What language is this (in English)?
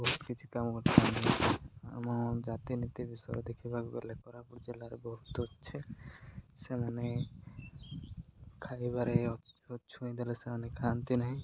Odia